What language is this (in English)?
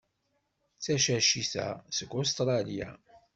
Kabyle